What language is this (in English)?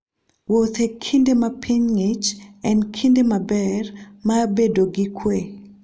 Luo (Kenya and Tanzania)